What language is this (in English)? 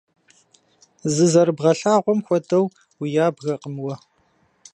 Kabardian